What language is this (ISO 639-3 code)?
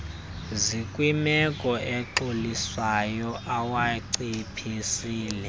xho